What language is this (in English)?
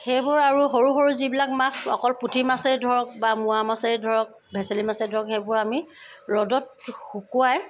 Assamese